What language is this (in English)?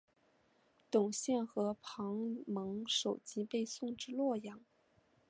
Chinese